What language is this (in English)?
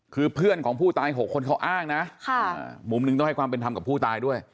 Thai